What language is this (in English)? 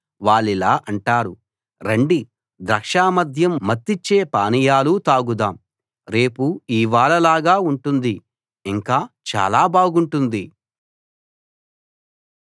Telugu